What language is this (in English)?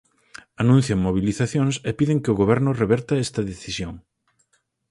Galician